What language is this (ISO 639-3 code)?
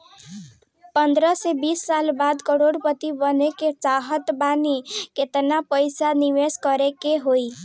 bho